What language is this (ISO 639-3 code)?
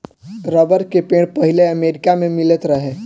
bho